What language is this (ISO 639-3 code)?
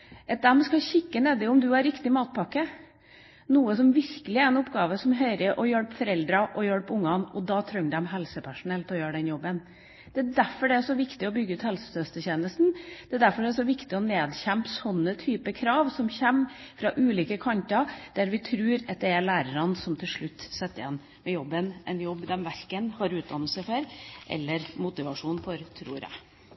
nob